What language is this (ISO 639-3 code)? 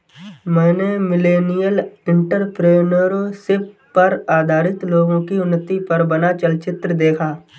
hin